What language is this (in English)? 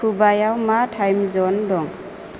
Bodo